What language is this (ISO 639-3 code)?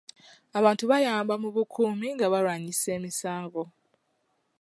lug